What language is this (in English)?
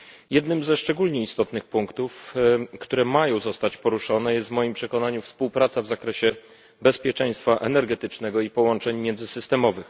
Polish